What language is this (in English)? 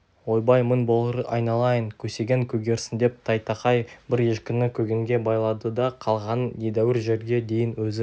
Kazakh